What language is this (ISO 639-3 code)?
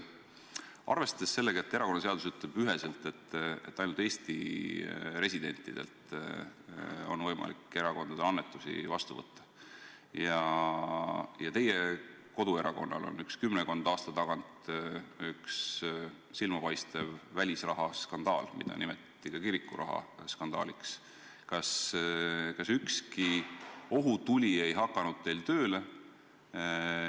est